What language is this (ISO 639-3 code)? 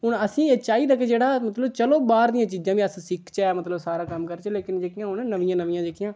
doi